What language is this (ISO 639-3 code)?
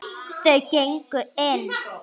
isl